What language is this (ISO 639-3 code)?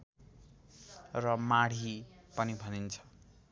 nep